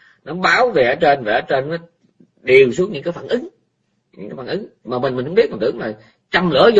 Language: Vietnamese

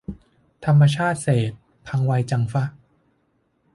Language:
Thai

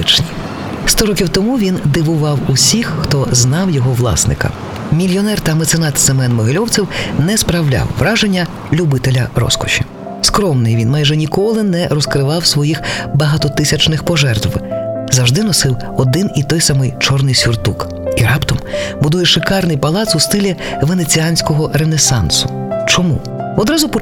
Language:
Ukrainian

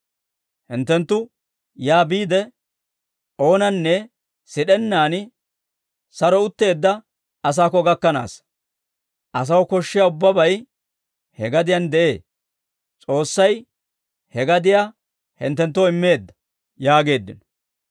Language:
Dawro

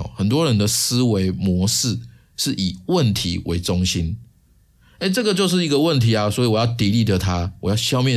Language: Chinese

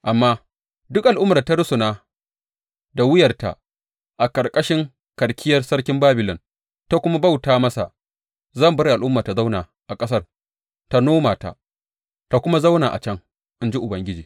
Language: Hausa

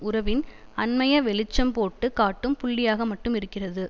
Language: Tamil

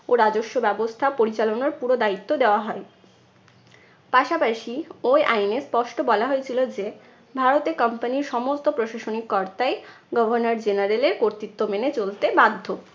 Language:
Bangla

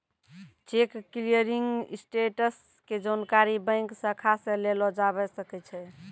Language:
Maithili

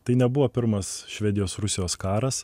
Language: Lithuanian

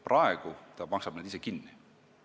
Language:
Estonian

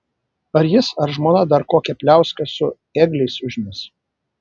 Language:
Lithuanian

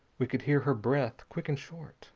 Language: English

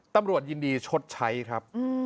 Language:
Thai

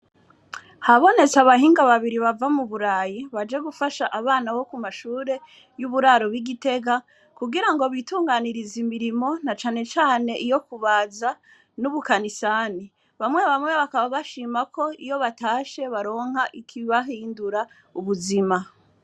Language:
Rundi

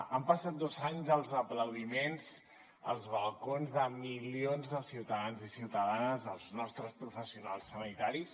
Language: Catalan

